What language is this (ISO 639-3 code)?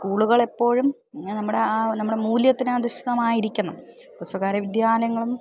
mal